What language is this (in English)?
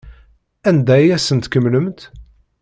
Kabyle